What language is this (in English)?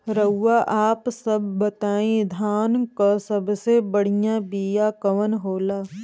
Bhojpuri